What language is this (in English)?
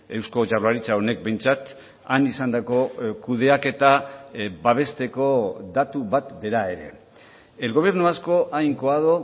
Basque